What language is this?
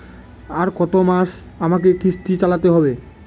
Bangla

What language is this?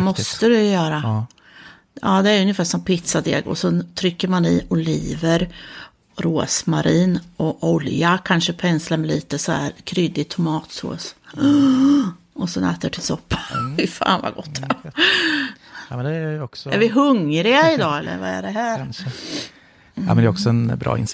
Swedish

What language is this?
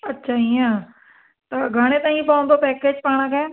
Sindhi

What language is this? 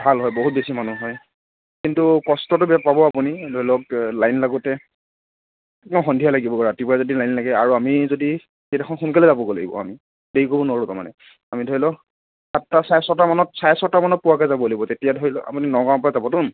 Assamese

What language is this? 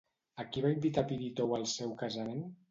Catalan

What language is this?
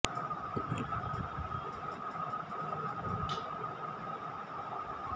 Kannada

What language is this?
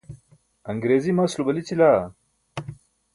Burushaski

